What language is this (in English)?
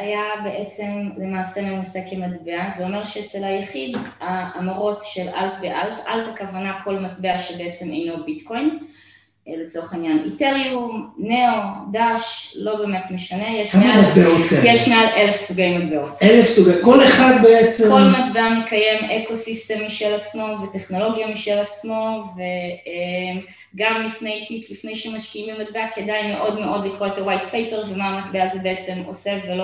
Hebrew